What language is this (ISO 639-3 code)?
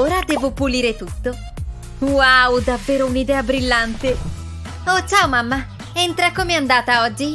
ita